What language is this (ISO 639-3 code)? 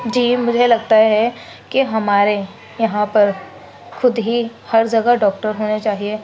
urd